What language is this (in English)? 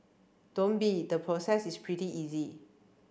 English